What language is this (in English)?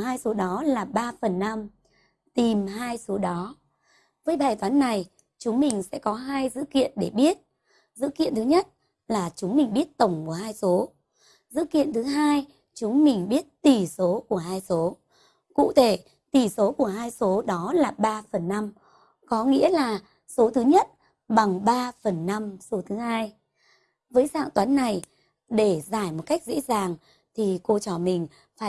Vietnamese